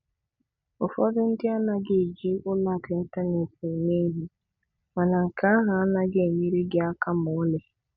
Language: Igbo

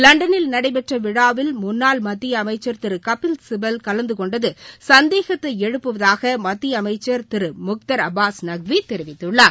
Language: Tamil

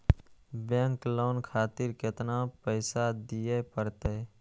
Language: Maithili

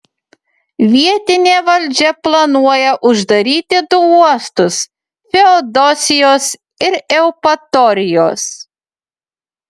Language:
Lithuanian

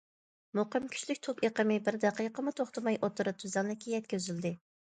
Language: Uyghur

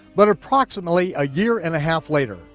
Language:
English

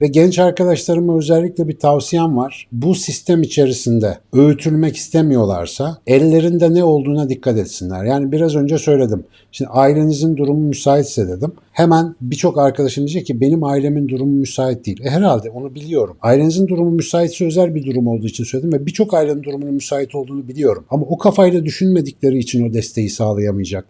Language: Turkish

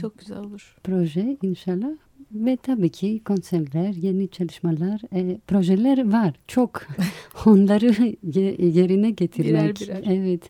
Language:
Turkish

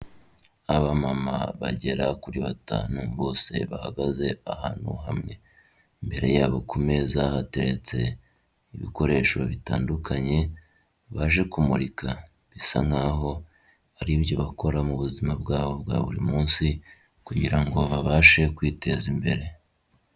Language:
Kinyarwanda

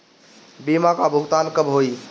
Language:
Bhojpuri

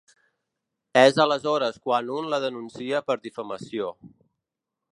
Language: Catalan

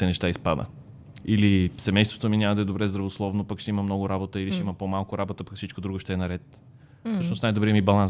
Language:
Bulgarian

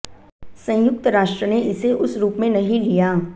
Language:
Hindi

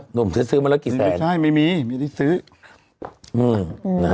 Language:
Thai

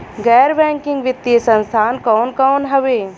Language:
Bhojpuri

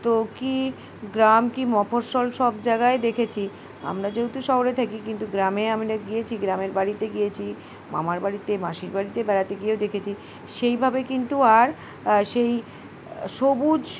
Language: Bangla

